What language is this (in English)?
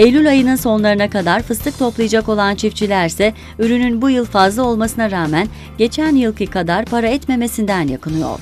Turkish